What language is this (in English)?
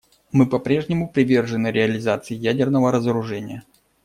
Russian